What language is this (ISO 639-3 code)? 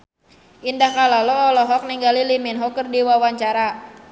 sun